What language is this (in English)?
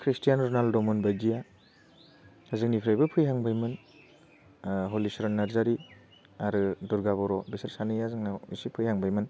Bodo